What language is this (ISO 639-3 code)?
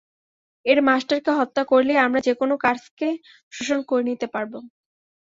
ben